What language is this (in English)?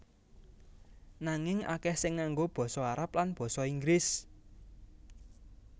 Javanese